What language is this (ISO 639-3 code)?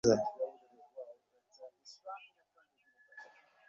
ben